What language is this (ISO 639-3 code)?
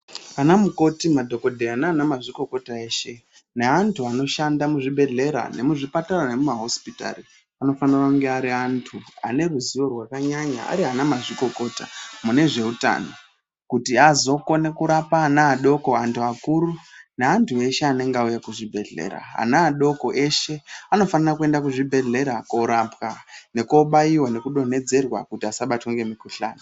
ndc